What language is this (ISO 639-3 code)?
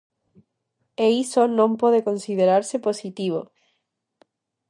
glg